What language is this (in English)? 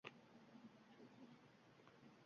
Uzbek